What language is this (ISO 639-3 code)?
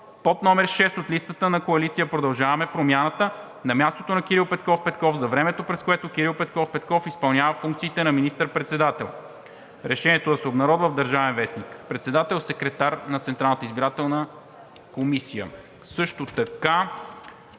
bul